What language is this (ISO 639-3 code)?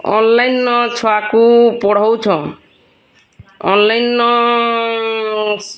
ori